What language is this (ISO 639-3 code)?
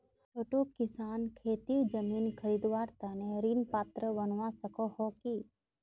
mag